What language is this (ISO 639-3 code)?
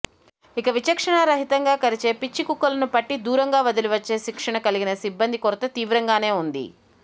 tel